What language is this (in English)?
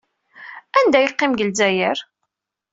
Kabyle